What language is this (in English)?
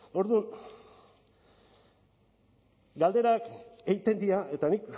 Basque